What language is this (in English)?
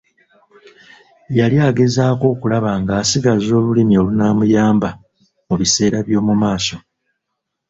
Ganda